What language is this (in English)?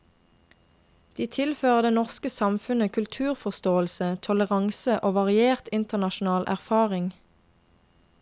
Norwegian